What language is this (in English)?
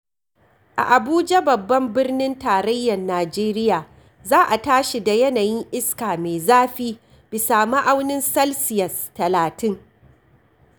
Hausa